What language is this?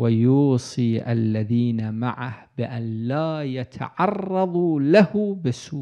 Arabic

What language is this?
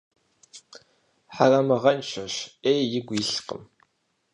Kabardian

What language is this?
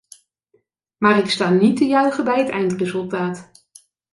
Dutch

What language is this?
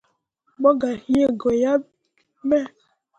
Mundang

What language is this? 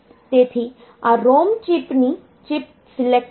Gujarati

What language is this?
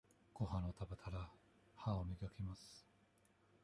Japanese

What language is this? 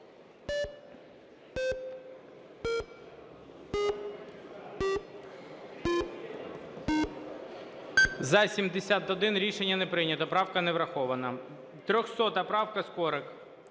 Ukrainian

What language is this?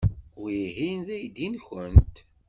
Kabyle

